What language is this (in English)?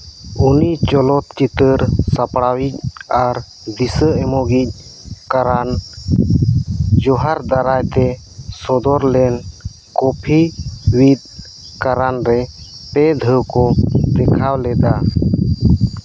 Santali